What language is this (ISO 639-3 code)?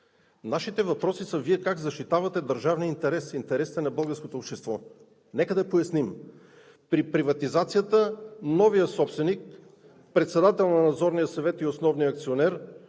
bul